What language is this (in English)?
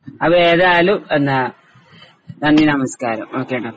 Malayalam